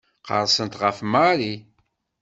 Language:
Kabyle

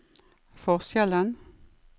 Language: Norwegian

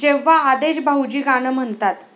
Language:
Marathi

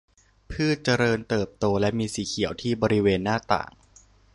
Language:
Thai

